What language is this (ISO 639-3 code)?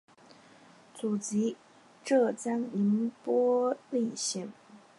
zho